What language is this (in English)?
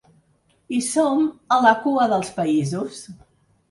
Catalan